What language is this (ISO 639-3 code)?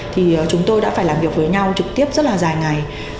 vie